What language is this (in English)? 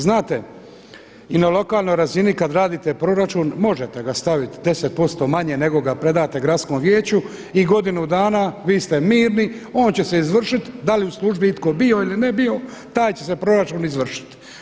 Croatian